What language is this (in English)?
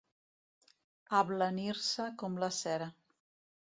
Catalan